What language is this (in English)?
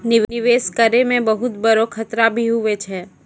Maithili